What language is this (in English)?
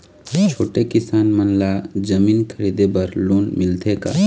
Chhattisgarhi